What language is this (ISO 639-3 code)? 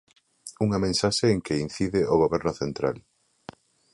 glg